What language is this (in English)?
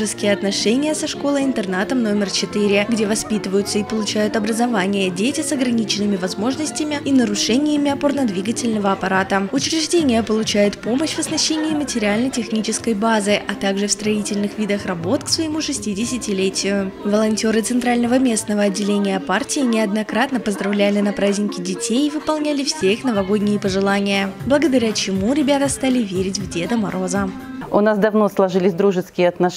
Russian